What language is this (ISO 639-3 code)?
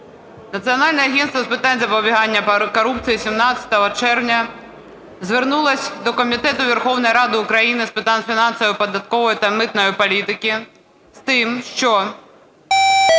ukr